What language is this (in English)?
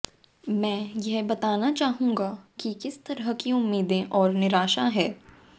Hindi